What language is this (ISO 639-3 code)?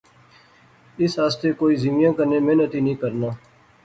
phr